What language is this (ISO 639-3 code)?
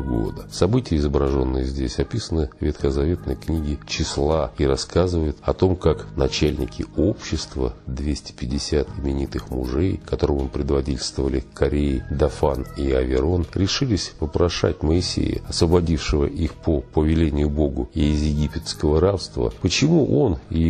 rus